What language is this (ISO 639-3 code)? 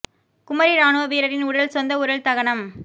tam